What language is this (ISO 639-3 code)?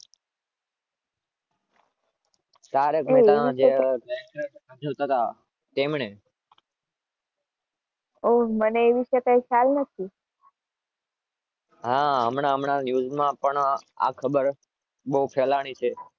guj